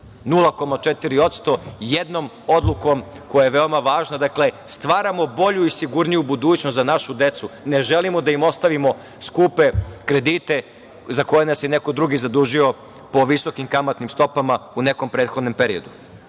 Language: Serbian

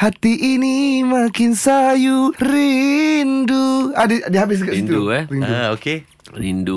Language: Malay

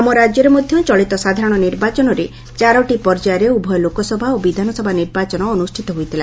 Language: Odia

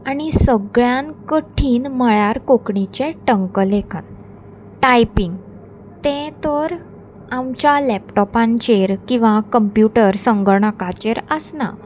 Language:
Konkani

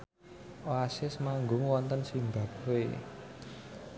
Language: Javanese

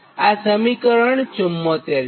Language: Gujarati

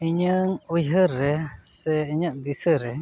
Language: Santali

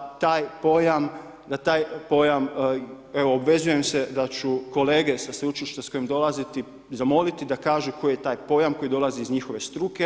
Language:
Croatian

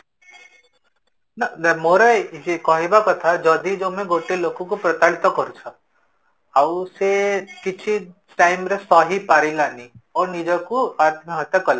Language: Odia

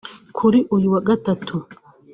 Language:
Kinyarwanda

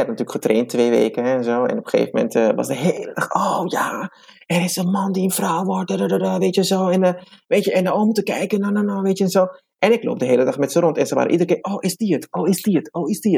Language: Dutch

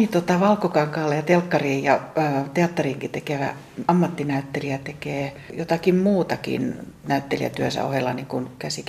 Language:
Finnish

